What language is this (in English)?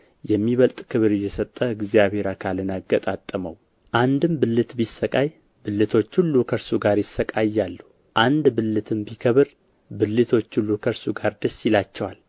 Amharic